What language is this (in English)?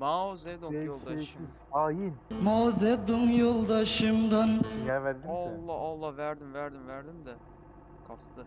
Turkish